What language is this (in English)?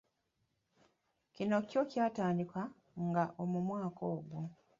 Ganda